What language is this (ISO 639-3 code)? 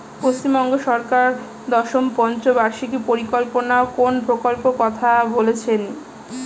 ben